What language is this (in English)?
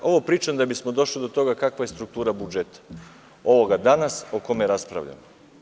Serbian